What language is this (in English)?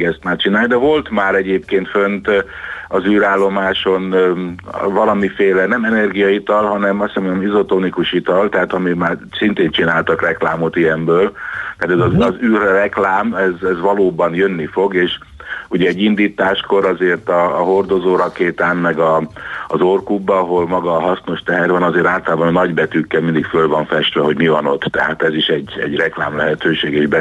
Hungarian